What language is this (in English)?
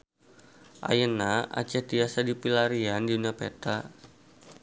Sundanese